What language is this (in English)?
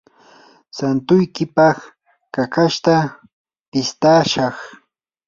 Yanahuanca Pasco Quechua